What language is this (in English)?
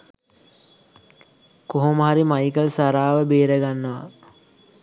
Sinhala